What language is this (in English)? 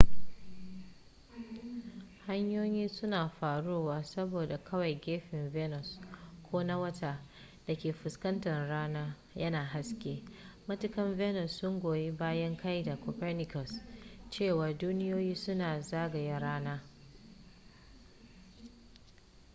Hausa